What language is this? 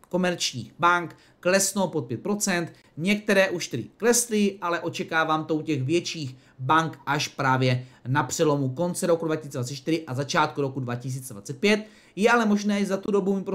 Czech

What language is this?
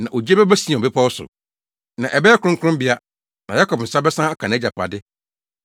Akan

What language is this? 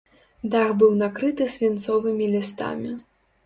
Belarusian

